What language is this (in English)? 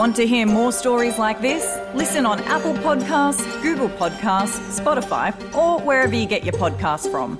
Amharic